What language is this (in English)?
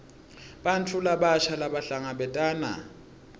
Swati